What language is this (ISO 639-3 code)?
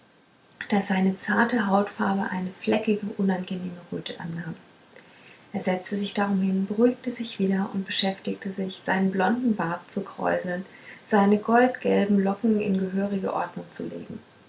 deu